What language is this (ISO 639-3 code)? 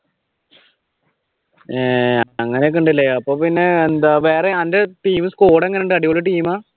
mal